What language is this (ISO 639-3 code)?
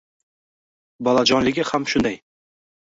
uzb